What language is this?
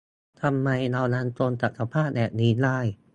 Thai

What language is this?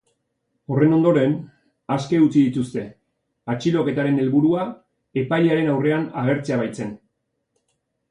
Basque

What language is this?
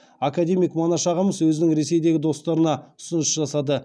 Kazakh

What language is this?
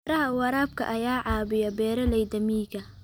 Somali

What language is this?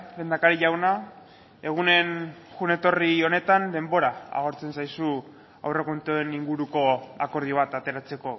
Basque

